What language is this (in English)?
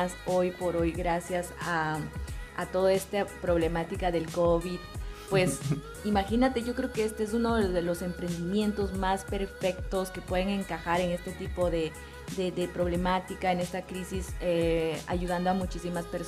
Spanish